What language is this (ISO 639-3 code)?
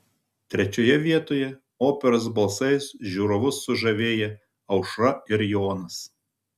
lit